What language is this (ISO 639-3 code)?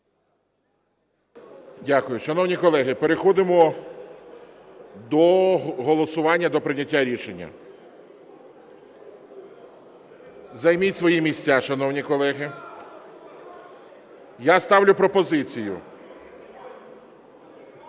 ukr